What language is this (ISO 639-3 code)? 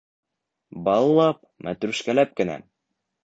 bak